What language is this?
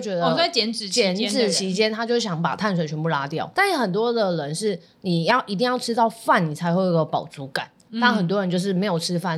Chinese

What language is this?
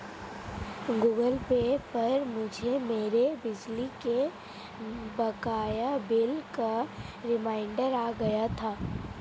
Hindi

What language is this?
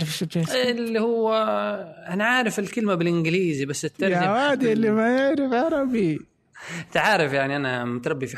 Arabic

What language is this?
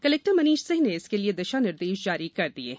Hindi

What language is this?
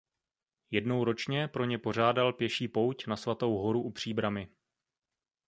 Czech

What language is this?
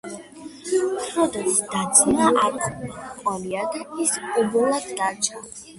Georgian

